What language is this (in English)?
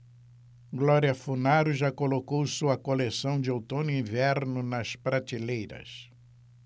Portuguese